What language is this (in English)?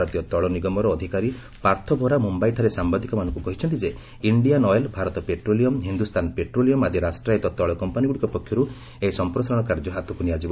Odia